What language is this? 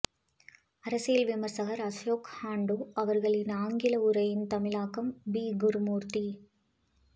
Tamil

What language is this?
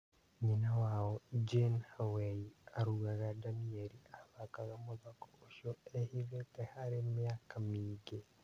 Kikuyu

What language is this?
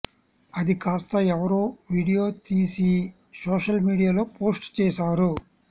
Telugu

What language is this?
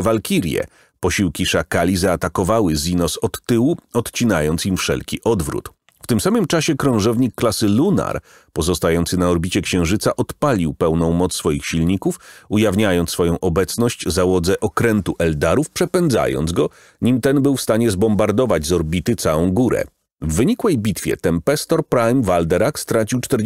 Polish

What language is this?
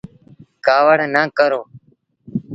Sindhi Bhil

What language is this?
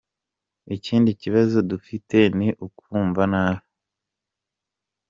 Kinyarwanda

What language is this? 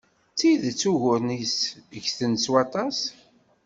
Kabyle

